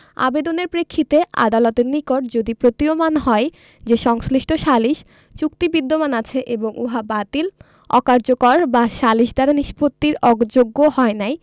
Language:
Bangla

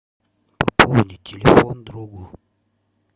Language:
Russian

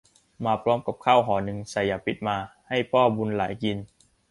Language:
Thai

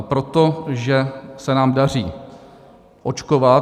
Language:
Czech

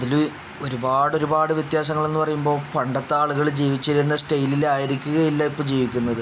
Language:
Malayalam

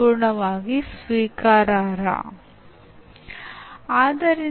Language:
Kannada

